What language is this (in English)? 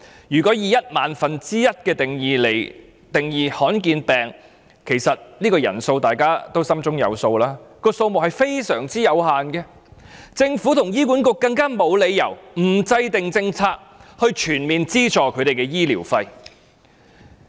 Cantonese